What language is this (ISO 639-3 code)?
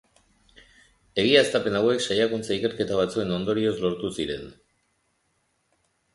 eus